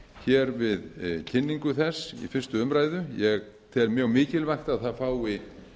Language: Icelandic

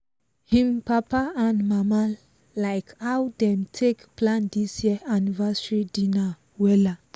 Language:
Nigerian Pidgin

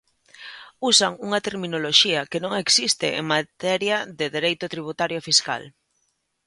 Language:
Galician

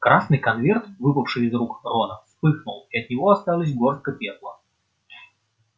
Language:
Russian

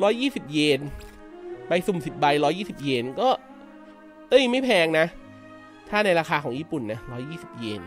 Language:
Thai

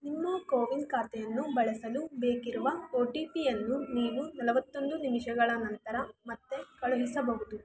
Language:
Kannada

